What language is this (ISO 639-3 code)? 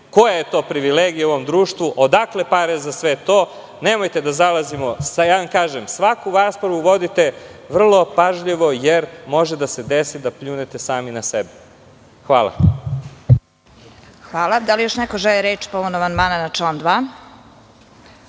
srp